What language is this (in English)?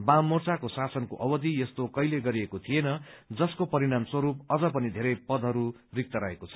Nepali